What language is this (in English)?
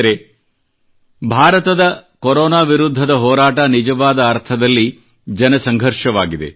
Kannada